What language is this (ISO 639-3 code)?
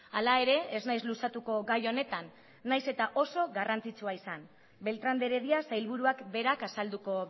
eus